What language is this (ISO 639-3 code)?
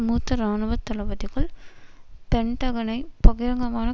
tam